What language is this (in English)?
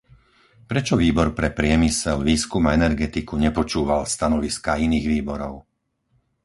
Slovak